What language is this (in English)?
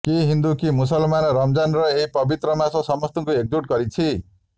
Odia